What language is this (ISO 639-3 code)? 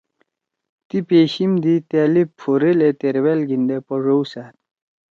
trw